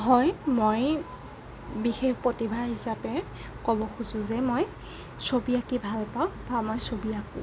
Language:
Assamese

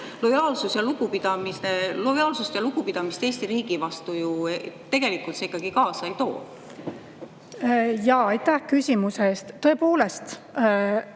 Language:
Estonian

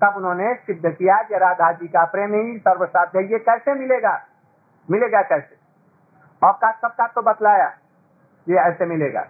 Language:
Hindi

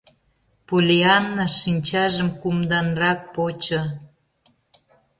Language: Mari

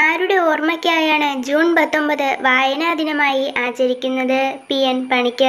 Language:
Malayalam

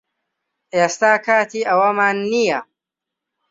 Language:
Central Kurdish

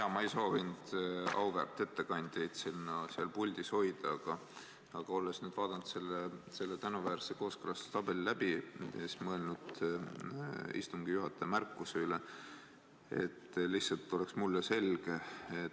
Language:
Estonian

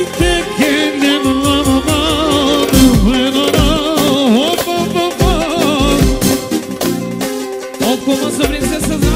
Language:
Bulgarian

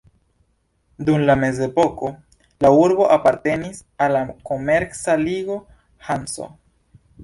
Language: Esperanto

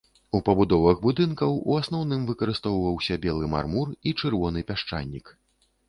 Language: Belarusian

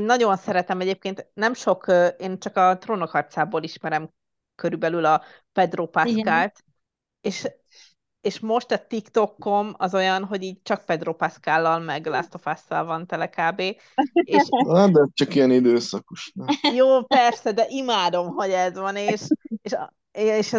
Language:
Hungarian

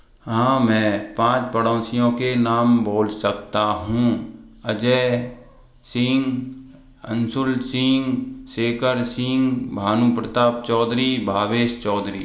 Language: Hindi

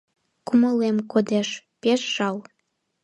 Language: Mari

